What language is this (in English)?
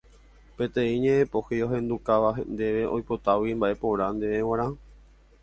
Guarani